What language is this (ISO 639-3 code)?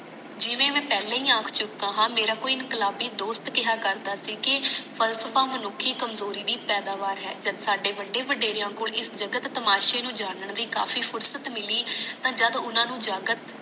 pan